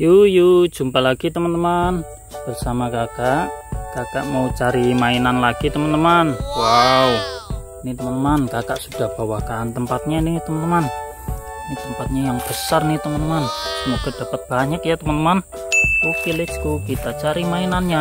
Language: Indonesian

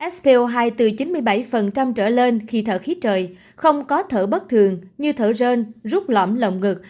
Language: Vietnamese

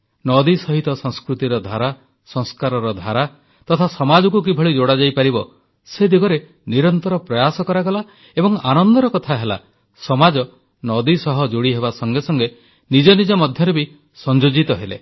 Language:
Odia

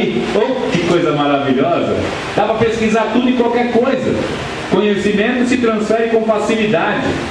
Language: Portuguese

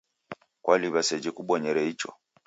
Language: Taita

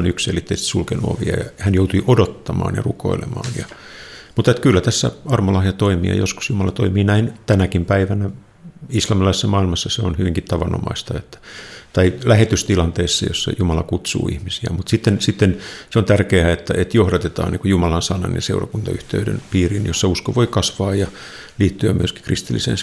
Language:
Finnish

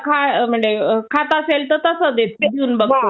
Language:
Marathi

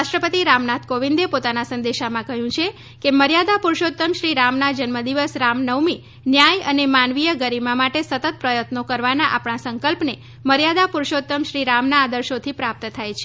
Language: Gujarati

